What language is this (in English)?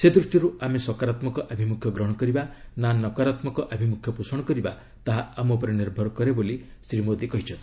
Odia